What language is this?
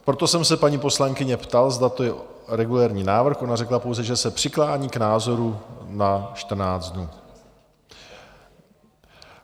Czech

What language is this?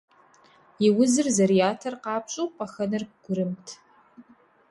Kabardian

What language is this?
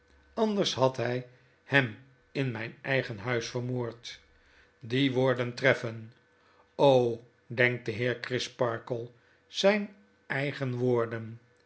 Dutch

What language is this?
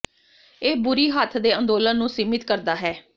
Punjabi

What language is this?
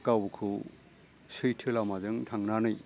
Bodo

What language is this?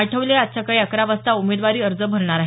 Marathi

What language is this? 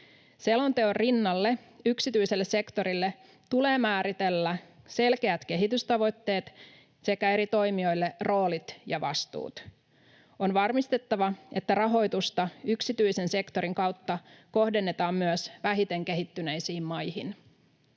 Finnish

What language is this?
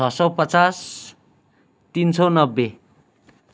Nepali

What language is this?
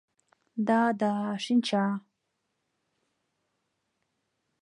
Mari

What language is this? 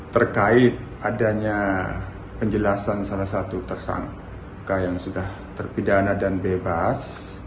Indonesian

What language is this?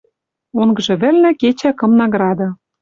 Western Mari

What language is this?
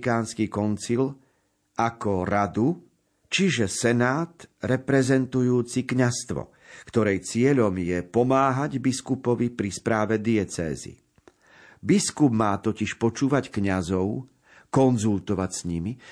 Slovak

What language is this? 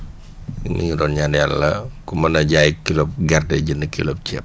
Wolof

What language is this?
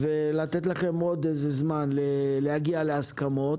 Hebrew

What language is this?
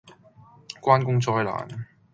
Cantonese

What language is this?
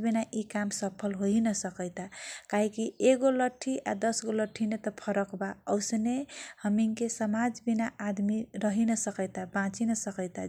Kochila Tharu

